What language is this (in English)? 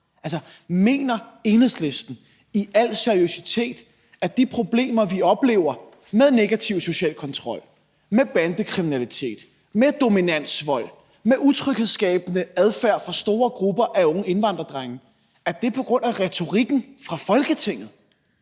Danish